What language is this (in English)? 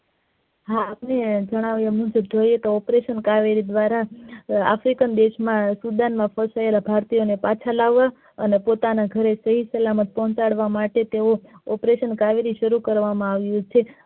Gujarati